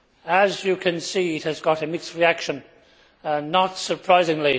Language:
English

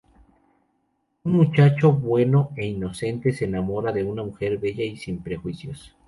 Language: Spanish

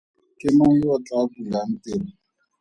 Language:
Tswana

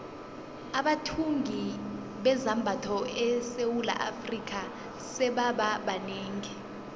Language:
South Ndebele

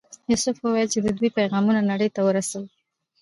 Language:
Pashto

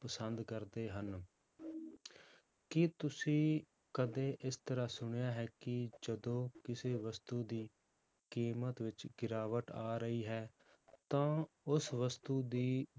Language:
Punjabi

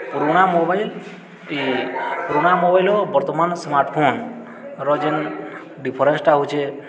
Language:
Odia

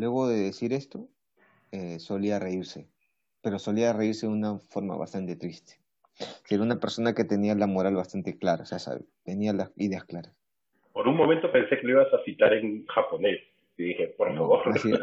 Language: Spanish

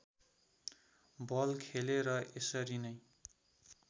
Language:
Nepali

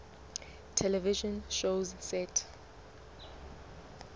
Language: Southern Sotho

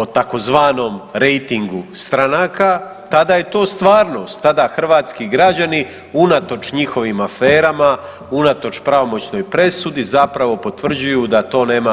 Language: Croatian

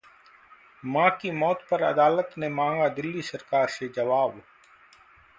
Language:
Hindi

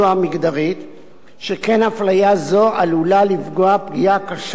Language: Hebrew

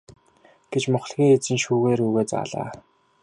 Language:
Mongolian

